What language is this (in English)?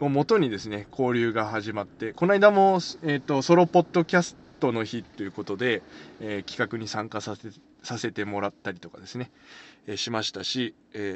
Japanese